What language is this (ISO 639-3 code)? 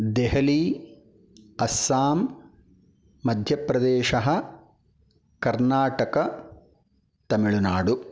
san